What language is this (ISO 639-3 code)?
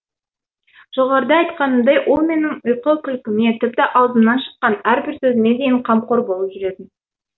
kaz